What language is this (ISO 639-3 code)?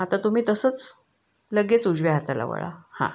mar